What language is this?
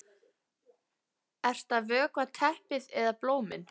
Icelandic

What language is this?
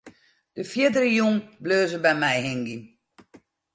Western Frisian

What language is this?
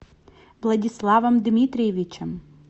Russian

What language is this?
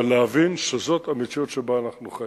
Hebrew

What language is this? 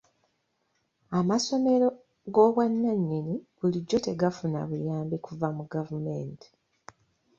Ganda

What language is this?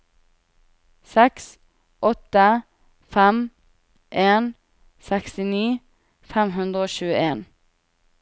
Norwegian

